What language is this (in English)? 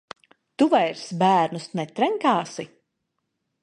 Latvian